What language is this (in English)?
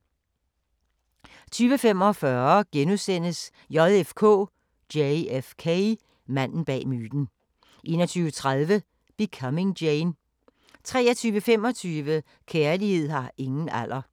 Danish